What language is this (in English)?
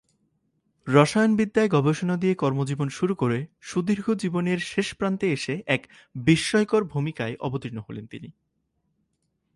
Bangla